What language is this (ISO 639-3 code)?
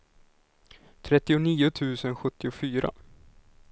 swe